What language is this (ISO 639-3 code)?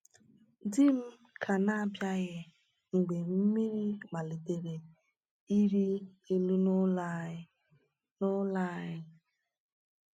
ibo